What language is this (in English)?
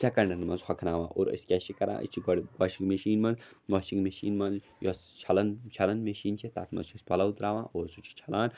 Kashmiri